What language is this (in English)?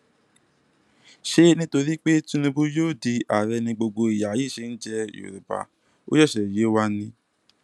Yoruba